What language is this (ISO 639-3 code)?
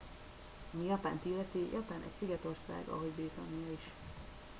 hun